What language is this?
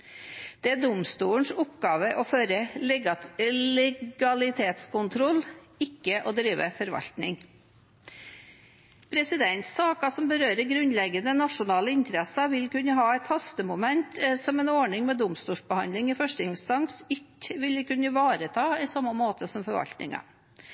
Norwegian Bokmål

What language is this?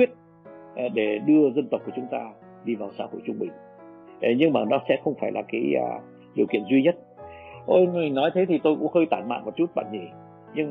Vietnamese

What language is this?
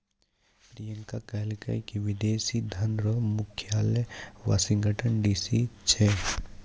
Maithili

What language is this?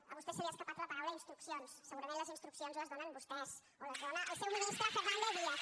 Catalan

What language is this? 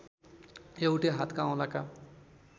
Nepali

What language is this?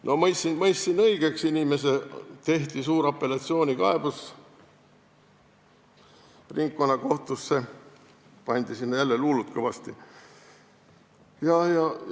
Estonian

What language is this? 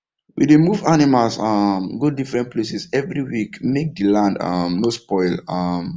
Nigerian Pidgin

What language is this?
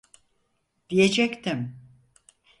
Turkish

